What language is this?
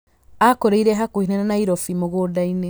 Kikuyu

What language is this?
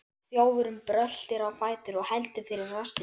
Icelandic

